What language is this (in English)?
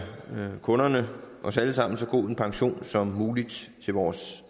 Danish